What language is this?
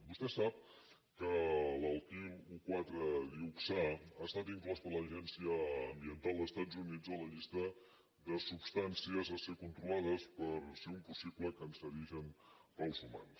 Catalan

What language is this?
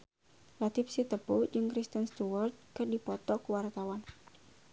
Sundanese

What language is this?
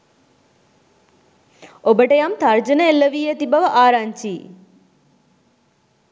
Sinhala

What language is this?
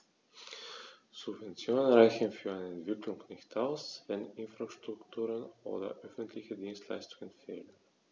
German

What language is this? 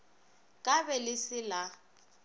Northern Sotho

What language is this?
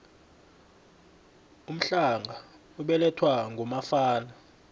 South Ndebele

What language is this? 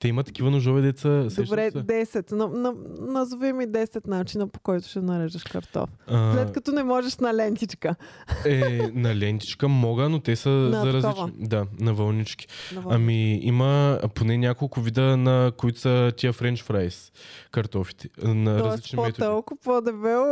Bulgarian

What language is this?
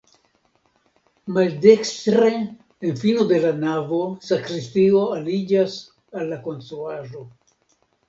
Esperanto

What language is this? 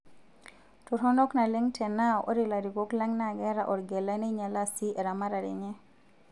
Masai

